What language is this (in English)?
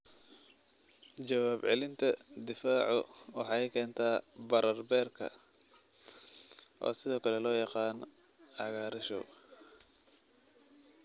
Somali